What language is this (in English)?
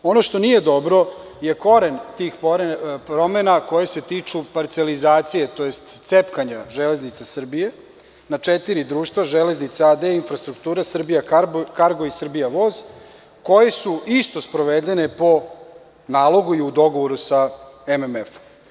Serbian